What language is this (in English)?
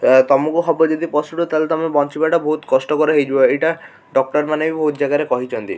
Odia